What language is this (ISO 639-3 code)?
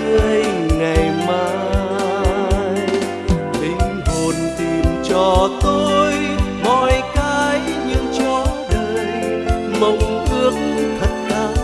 vie